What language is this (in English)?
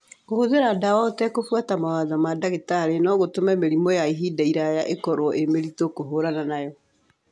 Kikuyu